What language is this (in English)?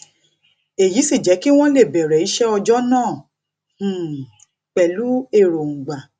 Yoruba